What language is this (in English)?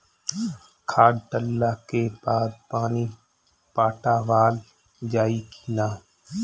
Bhojpuri